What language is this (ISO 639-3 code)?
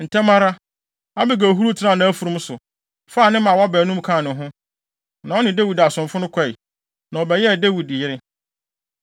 aka